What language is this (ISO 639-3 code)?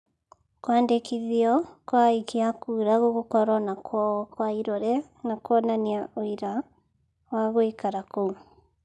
kik